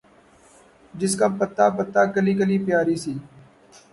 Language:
Urdu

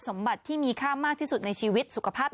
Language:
Thai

